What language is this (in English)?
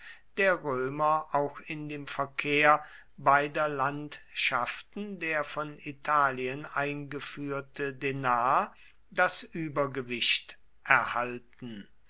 German